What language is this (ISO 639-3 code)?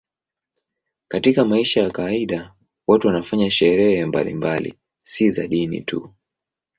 swa